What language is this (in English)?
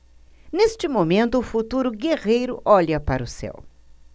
Portuguese